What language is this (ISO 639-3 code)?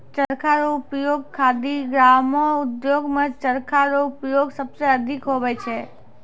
mai